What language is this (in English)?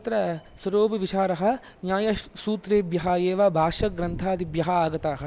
Sanskrit